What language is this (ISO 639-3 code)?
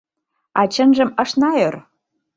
chm